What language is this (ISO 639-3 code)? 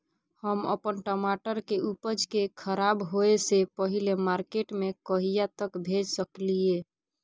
mai